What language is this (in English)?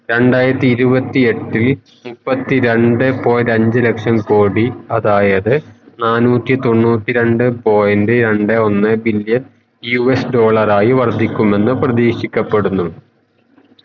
Malayalam